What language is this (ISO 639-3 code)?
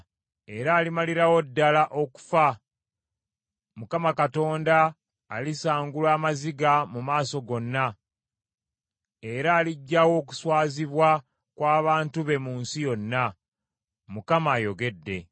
lug